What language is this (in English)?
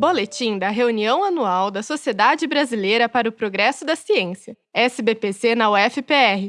Portuguese